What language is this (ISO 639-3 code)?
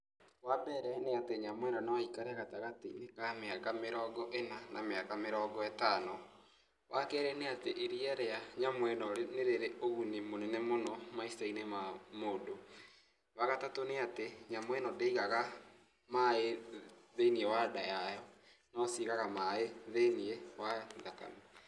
kik